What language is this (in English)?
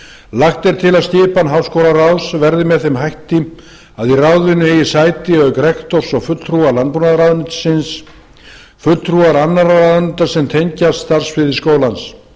Icelandic